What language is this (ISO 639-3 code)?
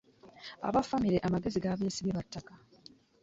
lug